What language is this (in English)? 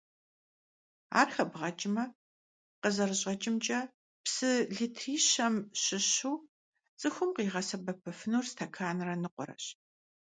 Kabardian